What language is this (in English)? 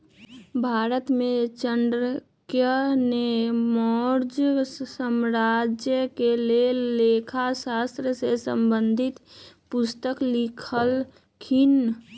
Magahi